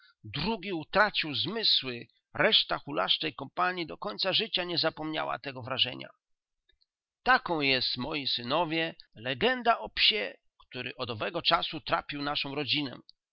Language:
Polish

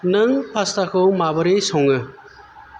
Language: Bodo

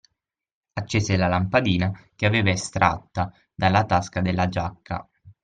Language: Italian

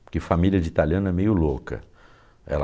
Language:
Portuguese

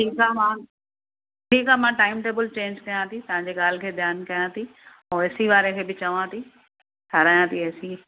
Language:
Sindhi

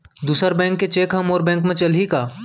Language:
Chhattisgarhi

